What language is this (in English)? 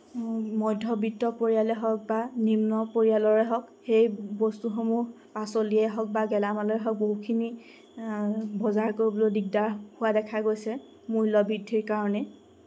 Assamese